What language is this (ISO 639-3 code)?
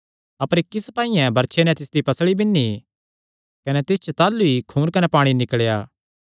xnr